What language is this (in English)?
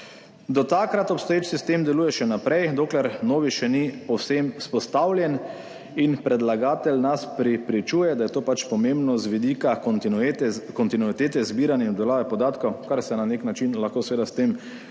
Slovenian